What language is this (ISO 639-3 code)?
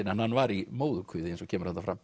isl